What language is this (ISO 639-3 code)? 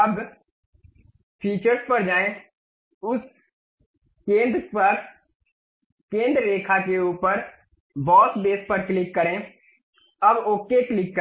hin